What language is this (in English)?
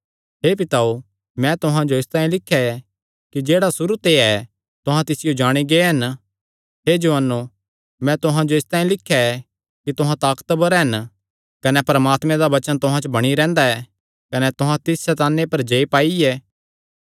Kangri